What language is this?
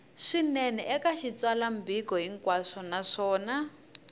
Tsonga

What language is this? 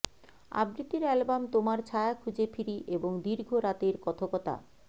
Bangla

